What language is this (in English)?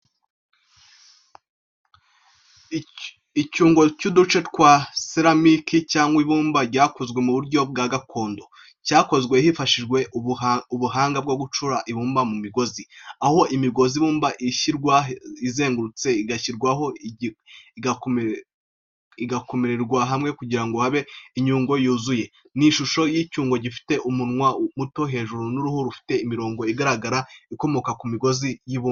Kinyarwanda